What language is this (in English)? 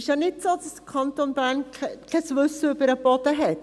Swiss German